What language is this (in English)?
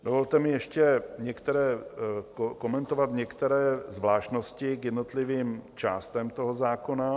Czech